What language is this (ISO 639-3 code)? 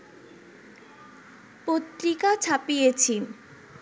ben